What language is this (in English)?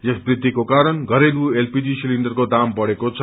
Nepali